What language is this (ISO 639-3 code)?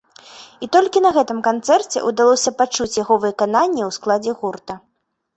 bel